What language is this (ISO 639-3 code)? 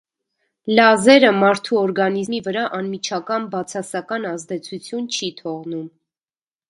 hye